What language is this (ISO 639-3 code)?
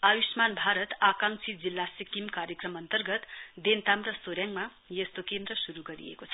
nep